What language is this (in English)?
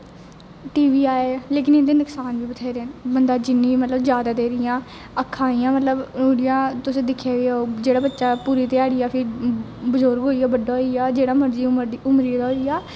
Dogri